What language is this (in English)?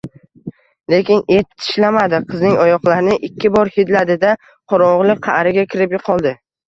Uzbek